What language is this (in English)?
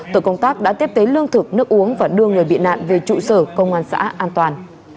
Vietnamese